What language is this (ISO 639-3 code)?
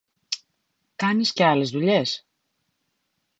ell